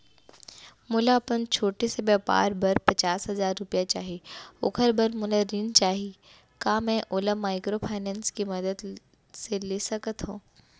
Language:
Chhattisgarhi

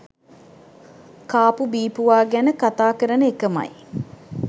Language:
Sinhala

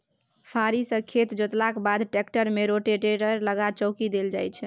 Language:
Maithili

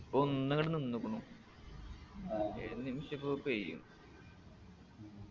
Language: Malayalam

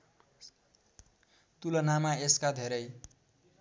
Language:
Nepali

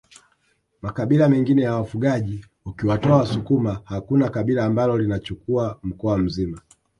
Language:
Swahili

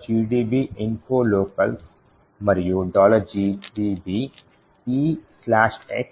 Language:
Telugu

